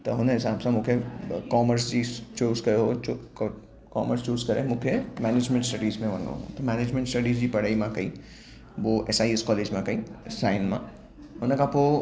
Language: Sindhi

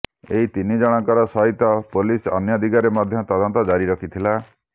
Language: Odia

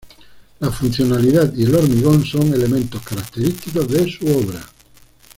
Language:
Spanish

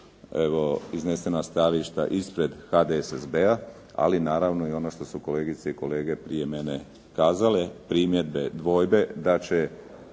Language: Croatian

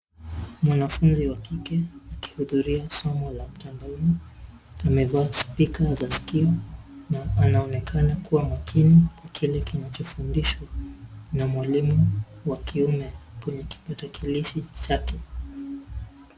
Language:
Swahili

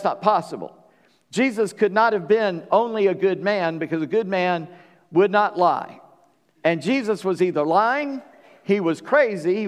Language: English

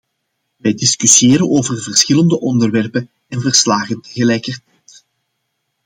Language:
Dutch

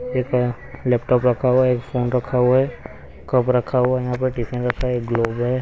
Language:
Hindi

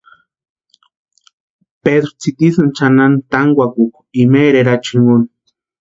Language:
Western Highland Purepecha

